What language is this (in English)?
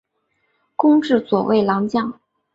Chinese